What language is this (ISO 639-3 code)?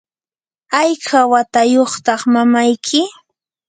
qur